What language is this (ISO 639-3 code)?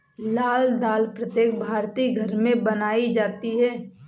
hin